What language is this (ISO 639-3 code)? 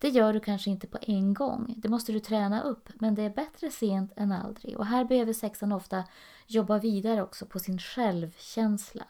swe